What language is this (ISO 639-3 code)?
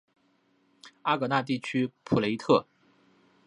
zho